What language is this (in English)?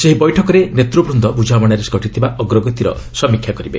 Odia